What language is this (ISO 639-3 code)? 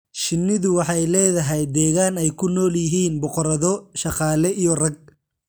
som